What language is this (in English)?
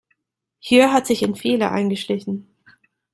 German